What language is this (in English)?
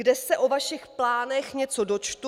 Czech